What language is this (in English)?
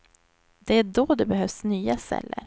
Swedish